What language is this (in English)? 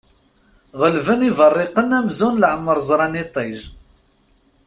Kabyle